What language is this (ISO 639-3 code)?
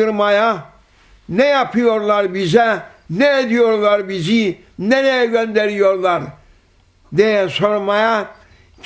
tur